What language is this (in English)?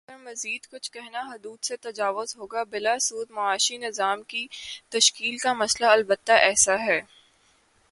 Urdu